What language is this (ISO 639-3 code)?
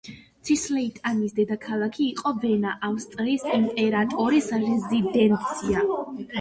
kat